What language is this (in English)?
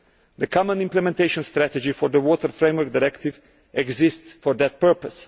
English